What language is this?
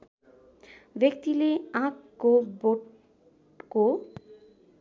Nepali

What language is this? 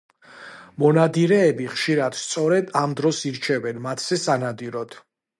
Georgian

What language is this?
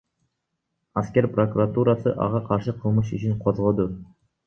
Kyrgyz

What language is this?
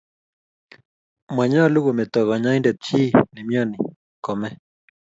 Kalenjin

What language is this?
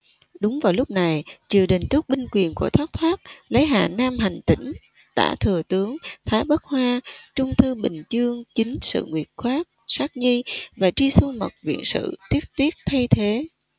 Vietnamese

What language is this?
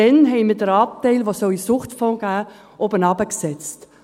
Swiss German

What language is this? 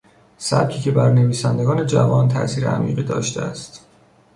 Persian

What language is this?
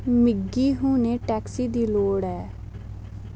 Dogri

